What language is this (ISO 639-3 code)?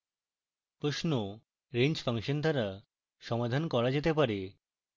ben